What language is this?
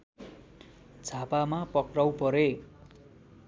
Nepali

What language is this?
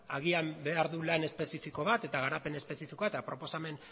Basque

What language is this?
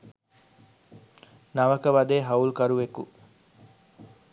Sinhala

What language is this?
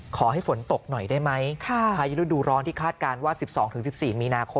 Thai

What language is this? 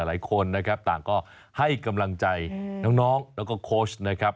Thai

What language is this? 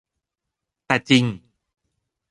Thai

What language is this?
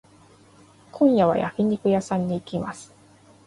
Japanese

